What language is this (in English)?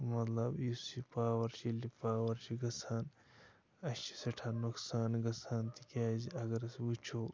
Kashmiri